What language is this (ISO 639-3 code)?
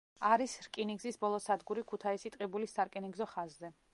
kat